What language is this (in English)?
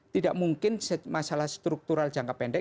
Indonesian